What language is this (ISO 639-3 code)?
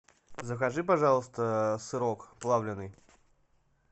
rus